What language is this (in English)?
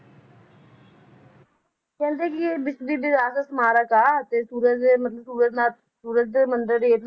Punjabi